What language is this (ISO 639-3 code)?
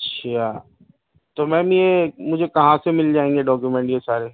urd